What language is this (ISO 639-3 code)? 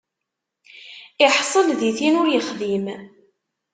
kab